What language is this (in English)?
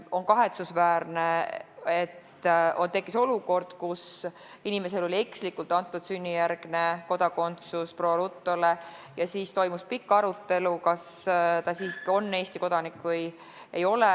Estonian